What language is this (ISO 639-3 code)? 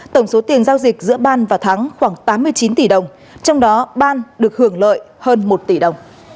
vie